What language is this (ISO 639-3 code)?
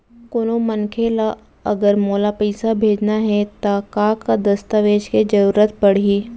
hne